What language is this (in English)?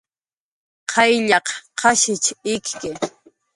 Jaqaru